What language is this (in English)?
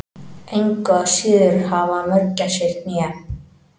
Icelandic